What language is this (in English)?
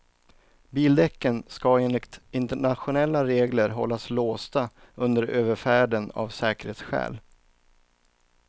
Swedish